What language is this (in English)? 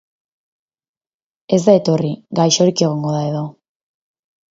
Basque